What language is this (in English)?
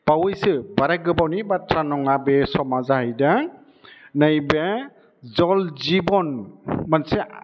Bodo